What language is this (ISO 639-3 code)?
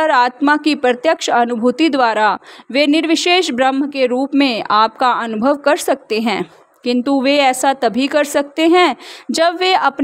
hin